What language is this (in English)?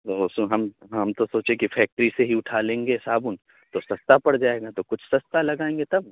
Urdu